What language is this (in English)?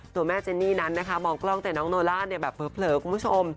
Thai